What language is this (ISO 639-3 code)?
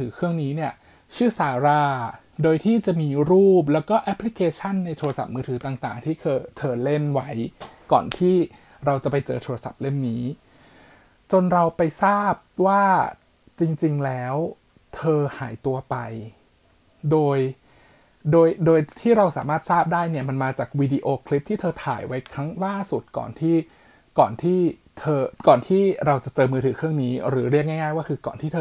tha